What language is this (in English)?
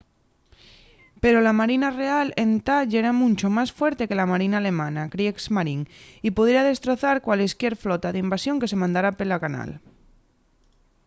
Asturian